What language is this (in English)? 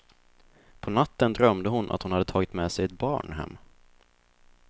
Swedish